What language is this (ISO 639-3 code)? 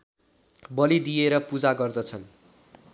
nep